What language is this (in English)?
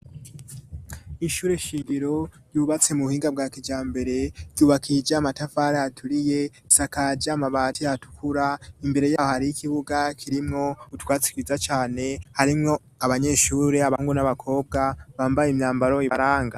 Rundi